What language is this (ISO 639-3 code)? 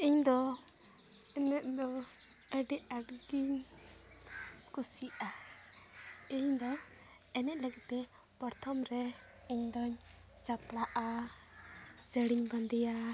sat